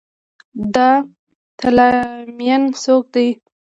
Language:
Pashto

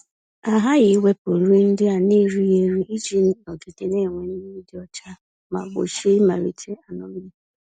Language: Igbo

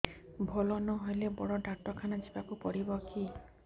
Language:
Odia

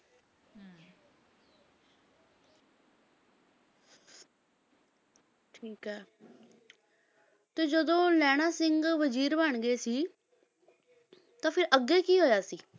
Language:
Punjabi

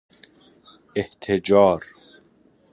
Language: Persian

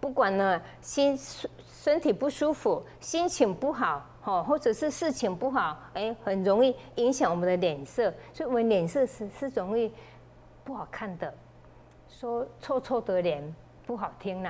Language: Chinese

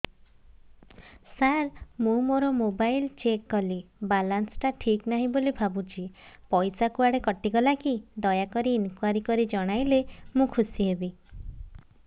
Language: Odia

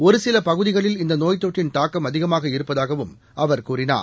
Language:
Tamil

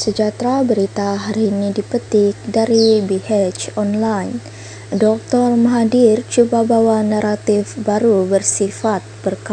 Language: Malay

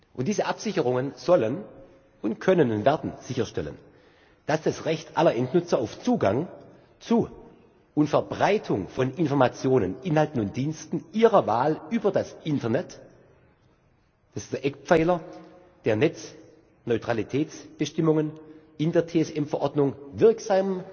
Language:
German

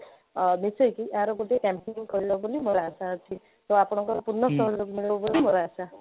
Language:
Odia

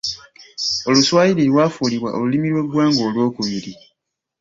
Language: Ganda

